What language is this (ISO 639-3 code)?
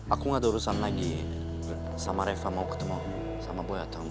ind